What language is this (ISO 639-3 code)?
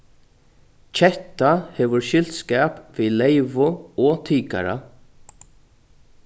fao